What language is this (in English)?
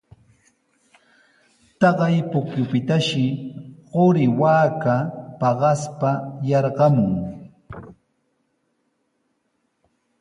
Sihuas Ancash Quechua